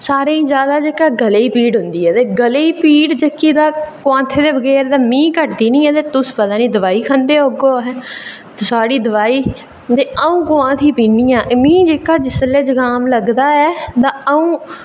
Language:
Dogri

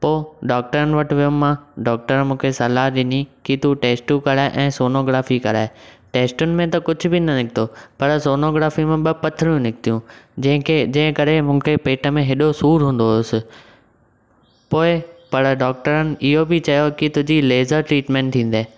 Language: Sindhi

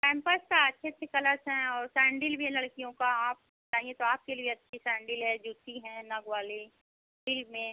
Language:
Hindi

